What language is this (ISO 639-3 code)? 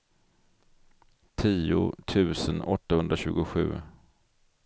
swe